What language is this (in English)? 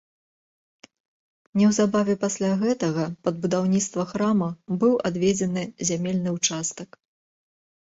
Belarusian